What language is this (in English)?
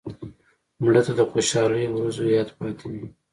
Pashto